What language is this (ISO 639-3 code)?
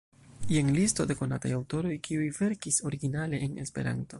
epo